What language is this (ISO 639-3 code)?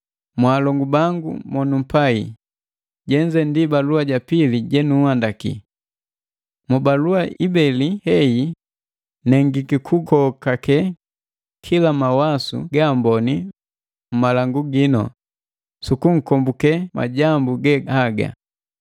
mgv